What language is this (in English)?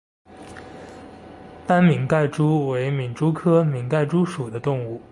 Chinese